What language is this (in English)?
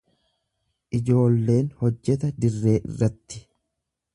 Oromo